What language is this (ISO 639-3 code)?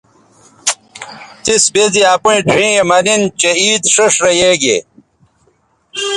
btv